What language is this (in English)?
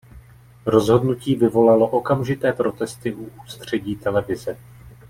Czech